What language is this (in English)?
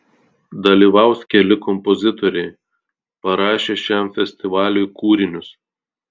Lithuanian